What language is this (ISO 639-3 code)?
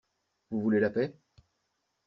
fra